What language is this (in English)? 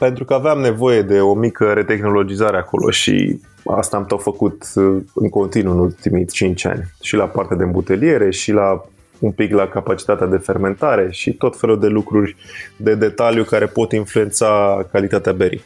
Romanian